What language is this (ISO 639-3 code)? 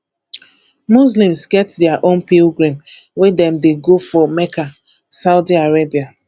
pcm